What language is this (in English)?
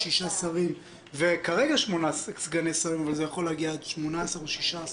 Hebrew